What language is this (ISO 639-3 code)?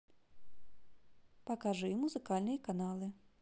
rus